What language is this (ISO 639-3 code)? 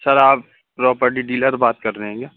urd